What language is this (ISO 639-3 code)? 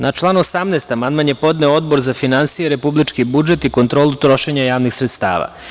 srp